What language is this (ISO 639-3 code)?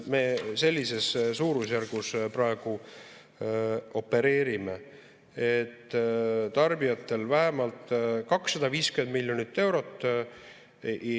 est